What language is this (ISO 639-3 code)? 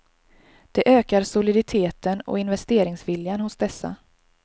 swe